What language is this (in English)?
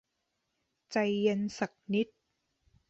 Thai